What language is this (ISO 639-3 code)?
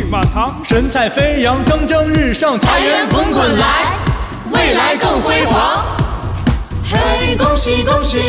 zho